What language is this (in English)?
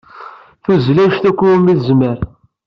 Kabyle